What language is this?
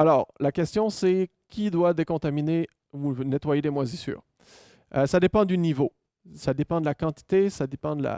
French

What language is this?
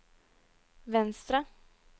Norwegian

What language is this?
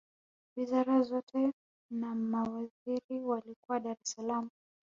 Swahili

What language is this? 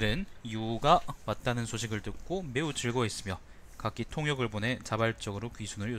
Korean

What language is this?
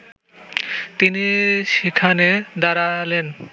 Bangla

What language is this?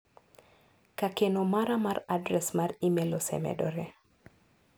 Luo (Kenya and Tanzania)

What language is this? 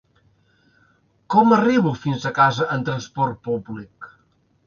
Catalan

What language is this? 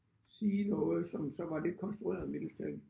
Danish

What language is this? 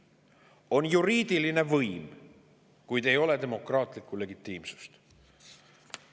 Estonian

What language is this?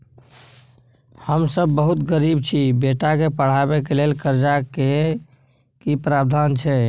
Maithili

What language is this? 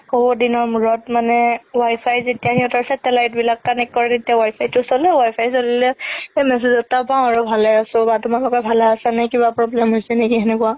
Assamese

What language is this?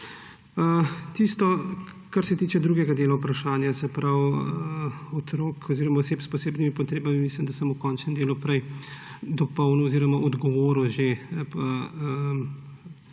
Slovenian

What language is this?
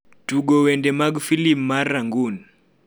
Luo (Kenya and Tanzania)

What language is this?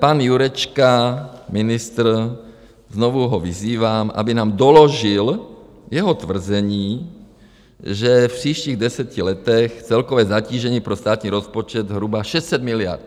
Czech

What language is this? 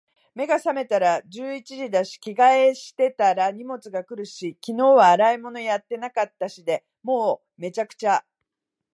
Japanese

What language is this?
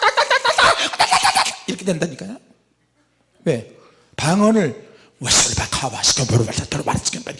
Korean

